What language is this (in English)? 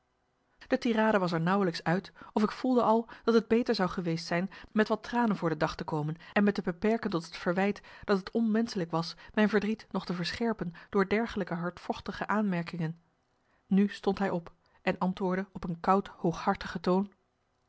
Dutch